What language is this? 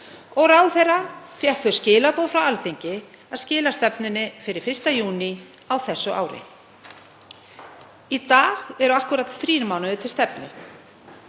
Icelandic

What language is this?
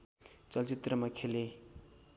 Nepali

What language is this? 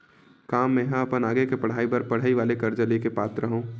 Chhattisgarhi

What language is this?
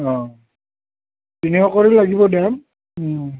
Assamese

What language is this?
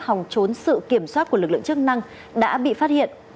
Vietnamese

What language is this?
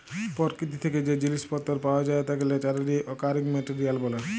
Bangla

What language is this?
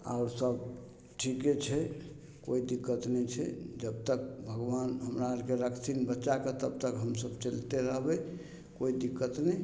Maithili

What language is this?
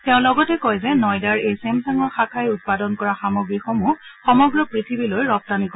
Assamese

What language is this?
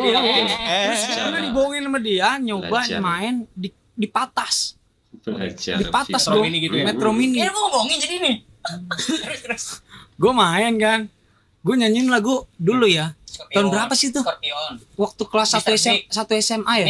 Indonesian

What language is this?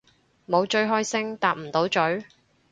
Cantonese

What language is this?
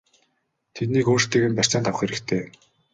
Mongolian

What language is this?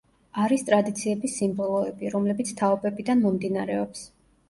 Georgian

